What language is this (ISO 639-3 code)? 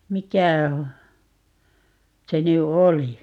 fin